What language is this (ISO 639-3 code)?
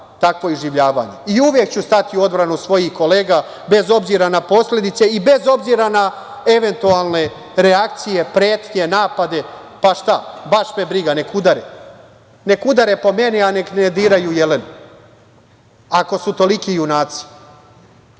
srp